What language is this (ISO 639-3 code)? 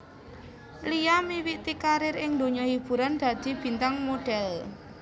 jav